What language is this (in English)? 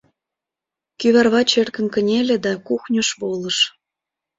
Mari